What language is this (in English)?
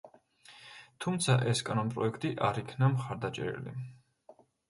Georgian